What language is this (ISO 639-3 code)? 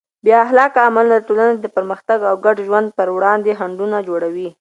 pus